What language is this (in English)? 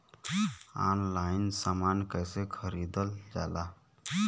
Bhojpuri